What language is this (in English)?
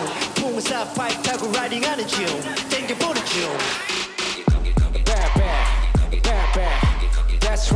Korean